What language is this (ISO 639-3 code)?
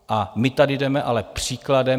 ces